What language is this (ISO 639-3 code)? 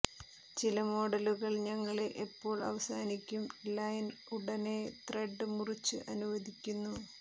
mal